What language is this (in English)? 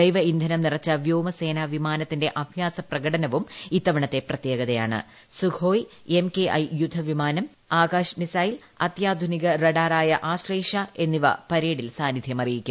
Malayalam